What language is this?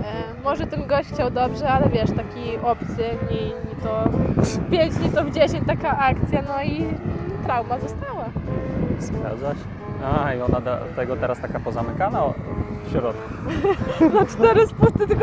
Polish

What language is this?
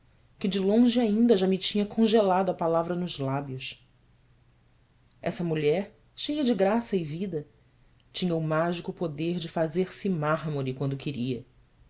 Portuguese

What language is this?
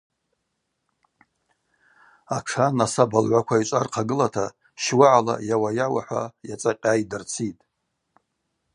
Abaza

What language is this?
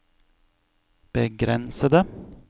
Norwegian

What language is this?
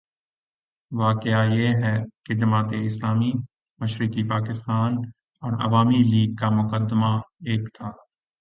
Urdu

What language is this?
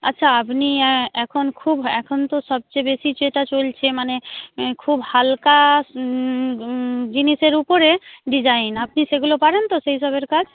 Bangla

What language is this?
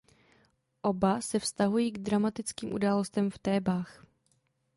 Czech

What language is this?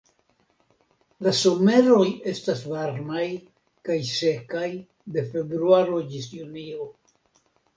Esperanto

